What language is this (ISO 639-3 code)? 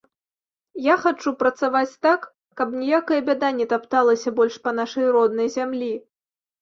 bel